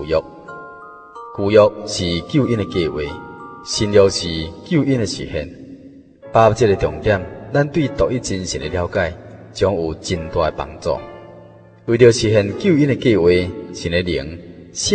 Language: Chinese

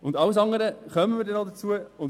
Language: Swiss German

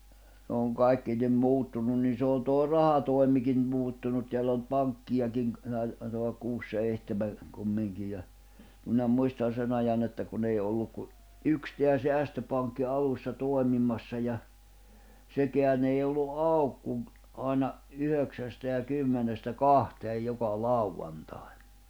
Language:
Finnish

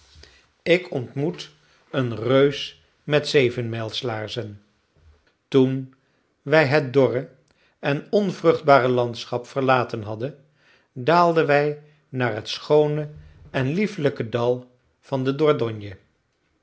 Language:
Dutch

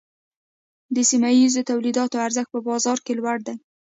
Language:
Pashto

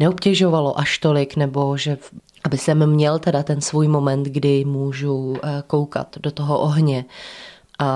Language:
Czech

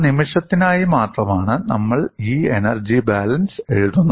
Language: Malayalam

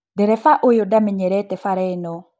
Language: Kikuyu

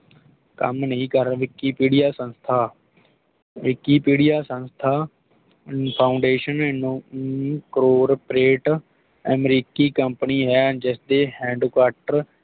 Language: Punjabi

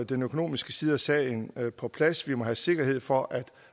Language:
Danish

